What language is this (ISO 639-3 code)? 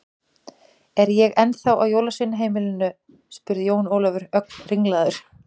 isl